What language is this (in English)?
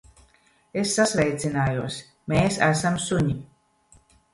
Latvian